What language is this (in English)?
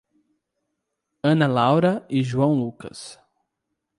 Portuguese